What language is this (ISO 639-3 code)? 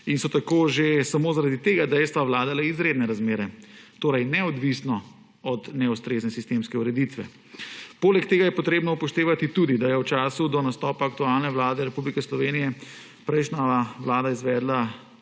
slv